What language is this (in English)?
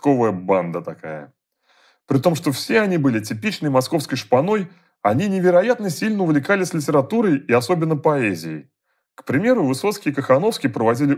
Russian